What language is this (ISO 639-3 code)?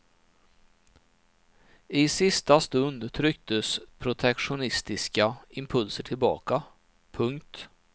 swe